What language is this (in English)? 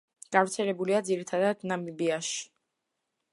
Georgian